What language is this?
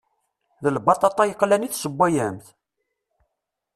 Kabyle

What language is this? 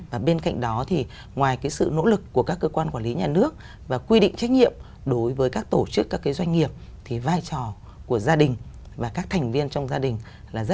Vietnamese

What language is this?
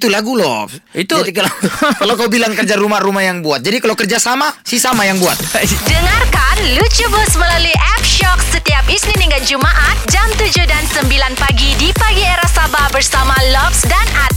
Malay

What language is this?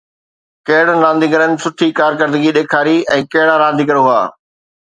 Sindhi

